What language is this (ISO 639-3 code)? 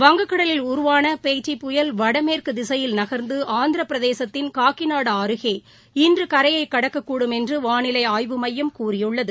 tam